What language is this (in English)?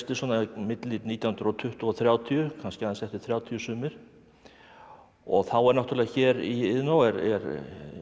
Icelandic